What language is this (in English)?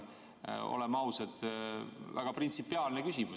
Estonian